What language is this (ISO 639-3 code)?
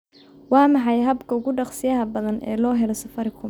som